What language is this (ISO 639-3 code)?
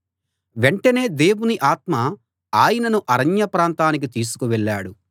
tel